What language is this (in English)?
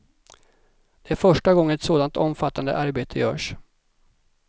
Swedish